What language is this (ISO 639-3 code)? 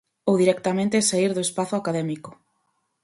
glg